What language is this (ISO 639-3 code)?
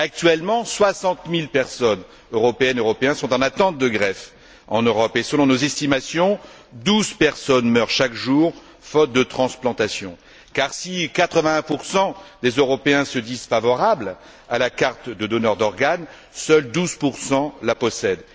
fra